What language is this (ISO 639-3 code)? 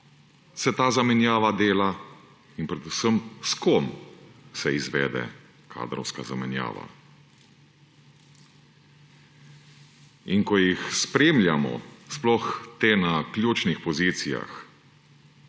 slv